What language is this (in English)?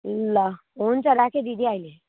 Nepali